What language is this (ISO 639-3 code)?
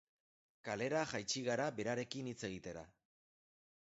eus